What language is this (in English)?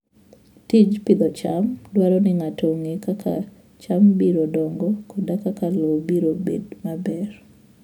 Luo (Kenya and Tanzania)